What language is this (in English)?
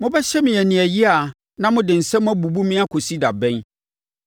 Akan